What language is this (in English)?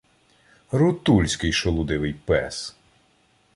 Ukrainian